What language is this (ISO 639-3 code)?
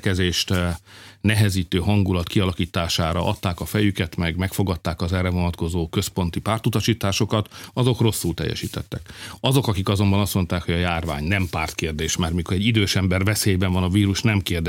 hun